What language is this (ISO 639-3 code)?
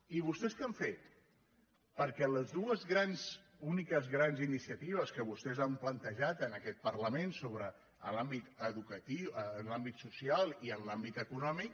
cat